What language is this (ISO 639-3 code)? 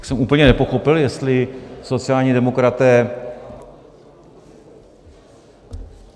ces